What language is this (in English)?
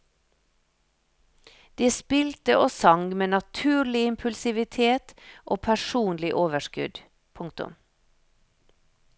Norwegian